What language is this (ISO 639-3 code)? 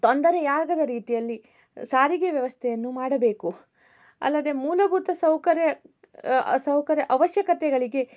kan